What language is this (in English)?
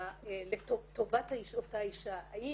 Hebrew